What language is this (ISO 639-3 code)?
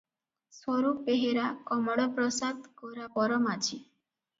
ori